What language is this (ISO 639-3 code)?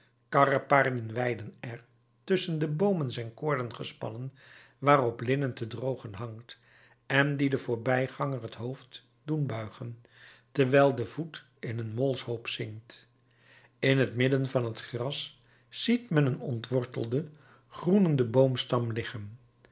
nld